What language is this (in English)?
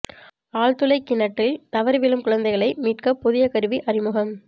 Tamil